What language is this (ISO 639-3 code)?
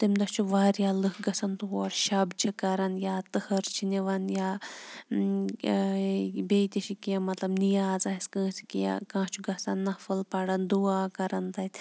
kas